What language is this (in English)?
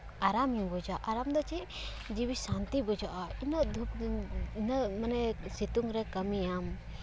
Santali